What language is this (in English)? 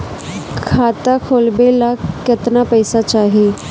Bhojpuri